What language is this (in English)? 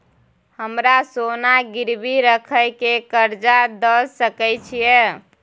Maithili